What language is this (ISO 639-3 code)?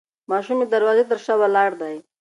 pus